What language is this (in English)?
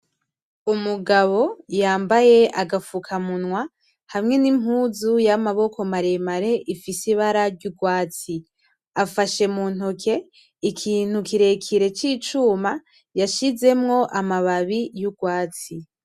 Rundi